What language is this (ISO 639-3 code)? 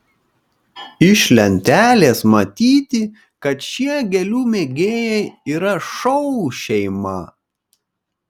lit